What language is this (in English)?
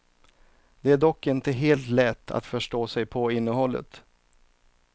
Swedish